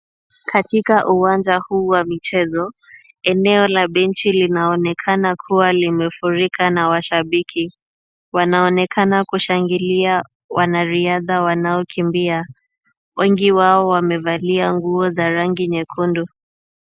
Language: Swahili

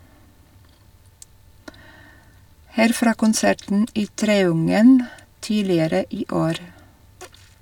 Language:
Norwegian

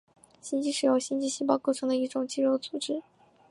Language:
Chinese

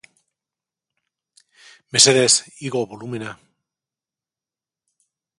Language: Basque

